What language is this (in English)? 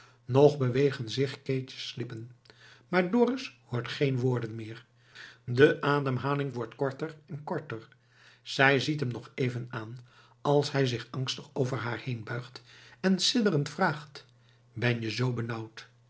Dutch